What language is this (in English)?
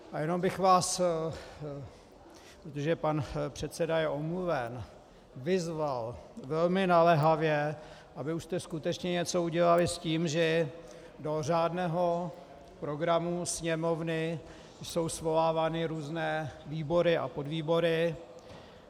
Czech